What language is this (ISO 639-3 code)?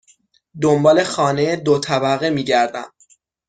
fas